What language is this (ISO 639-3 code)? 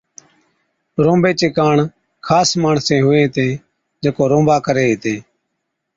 odk